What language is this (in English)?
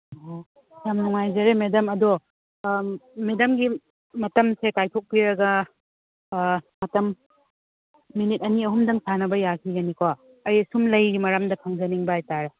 Manipuri